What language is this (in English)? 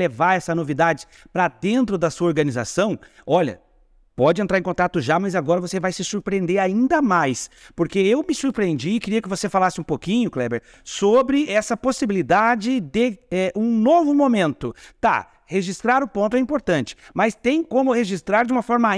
Portuguese